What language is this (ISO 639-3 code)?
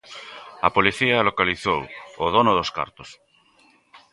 glg